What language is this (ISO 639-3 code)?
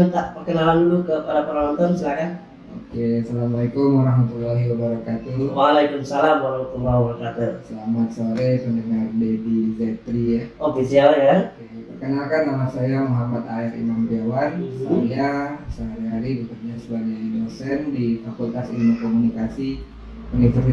ind